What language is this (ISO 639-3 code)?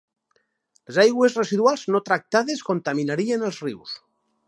cat